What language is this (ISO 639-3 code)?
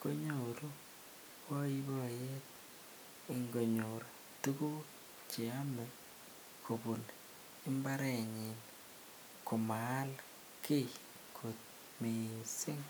kln